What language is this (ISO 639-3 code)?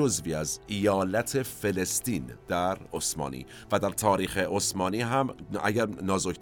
fas